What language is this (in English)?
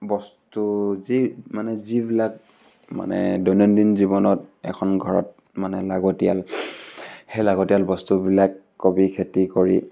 Assamese